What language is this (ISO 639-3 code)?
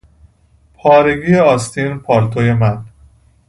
fas